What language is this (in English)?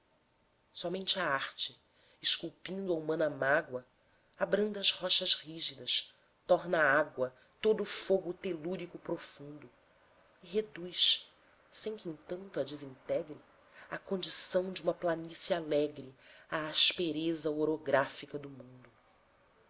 Portuguese